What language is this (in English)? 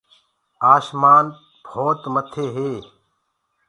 Gurgula